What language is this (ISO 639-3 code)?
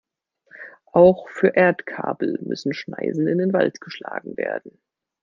deu